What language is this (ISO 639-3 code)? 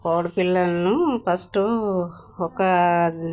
tel